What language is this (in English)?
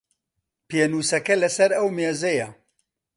Central Kurdish